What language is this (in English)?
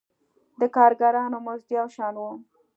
Pashto